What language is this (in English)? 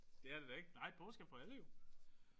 Danish